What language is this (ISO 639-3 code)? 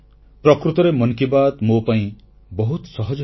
ori